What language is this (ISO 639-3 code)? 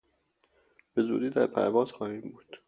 fas